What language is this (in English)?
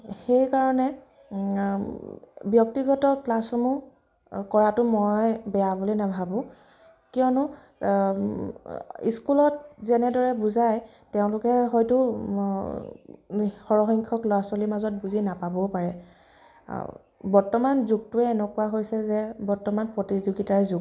Assamese